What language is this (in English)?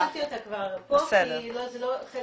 Hebrew